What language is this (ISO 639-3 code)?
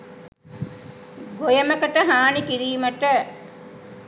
sin